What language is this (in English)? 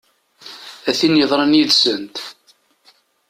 Kabyle